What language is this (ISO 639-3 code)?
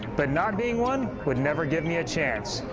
eng